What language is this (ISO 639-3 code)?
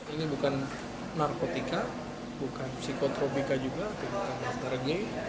ind